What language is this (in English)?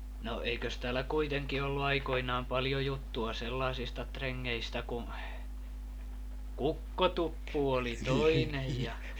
Finnish